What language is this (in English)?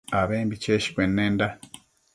Matsés